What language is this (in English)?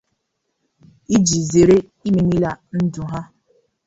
Igbo